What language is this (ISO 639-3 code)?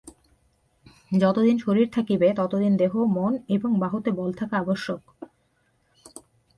ben